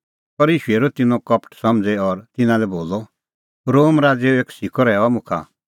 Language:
Kullu Pahari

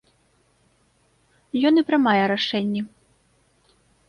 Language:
Belarusian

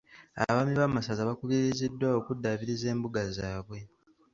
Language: Ganda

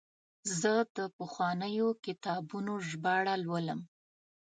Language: Pashto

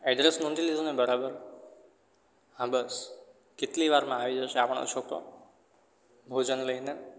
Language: Gujarati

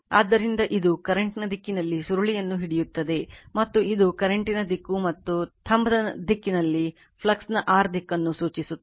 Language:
Kannada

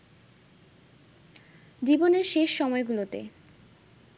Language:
Bangla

